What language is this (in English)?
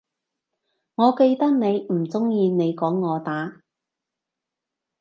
Cantonese